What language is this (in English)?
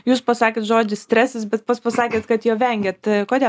Lithuanian